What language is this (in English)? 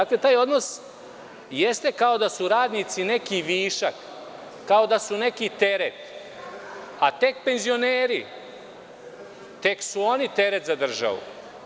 Serbian